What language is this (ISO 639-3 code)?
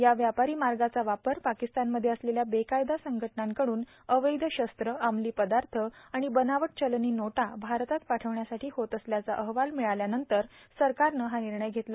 mar